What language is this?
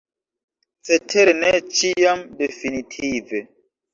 Esperanto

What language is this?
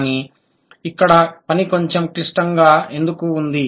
Telugu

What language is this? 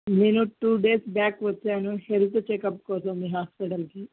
Telugu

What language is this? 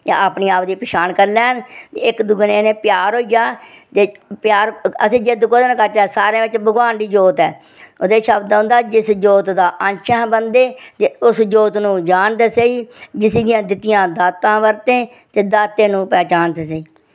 Dogri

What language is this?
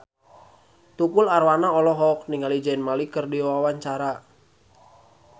Sundanese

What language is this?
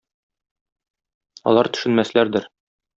Tatar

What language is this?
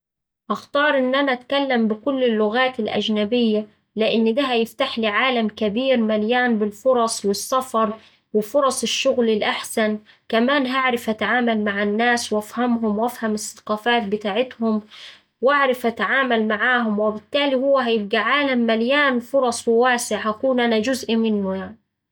Saidi Arabic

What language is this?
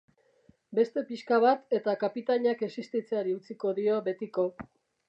Basque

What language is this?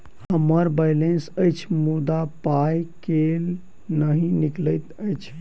Maithili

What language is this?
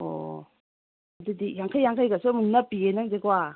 Manipuri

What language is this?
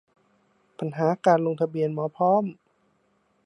Thai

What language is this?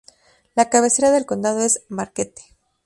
Spanish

